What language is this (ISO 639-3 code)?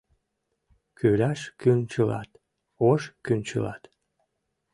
chm